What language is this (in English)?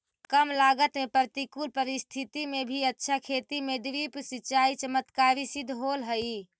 Magahi